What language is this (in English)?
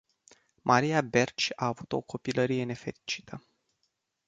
Romanian